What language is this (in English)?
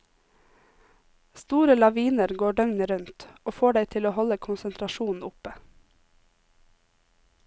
Norwegian